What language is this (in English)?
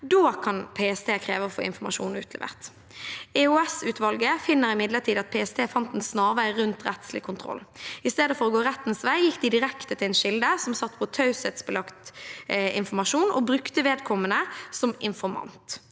Norwegian